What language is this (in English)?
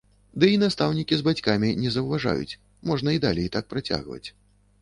Belarusian